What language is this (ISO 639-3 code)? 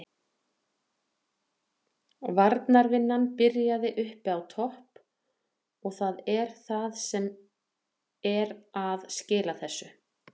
isl